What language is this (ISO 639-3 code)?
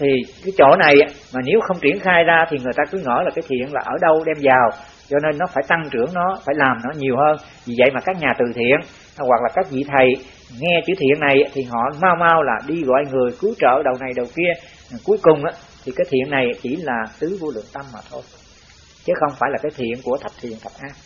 vie